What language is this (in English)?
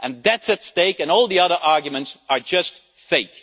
English